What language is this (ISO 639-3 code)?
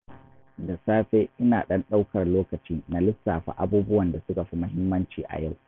hau